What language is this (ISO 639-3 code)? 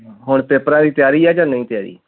pan